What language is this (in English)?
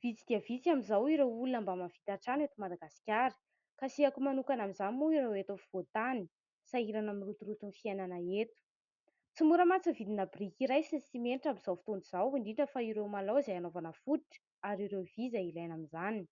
Malagasy